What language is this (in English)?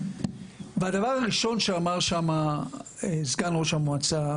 Hebrew